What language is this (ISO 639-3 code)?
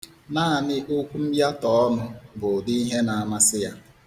ibo